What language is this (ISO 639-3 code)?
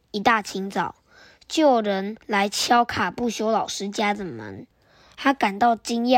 zho